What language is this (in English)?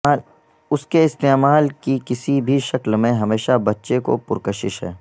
Urdu